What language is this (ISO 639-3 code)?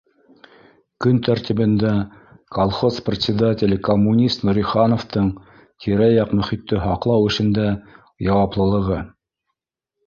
bak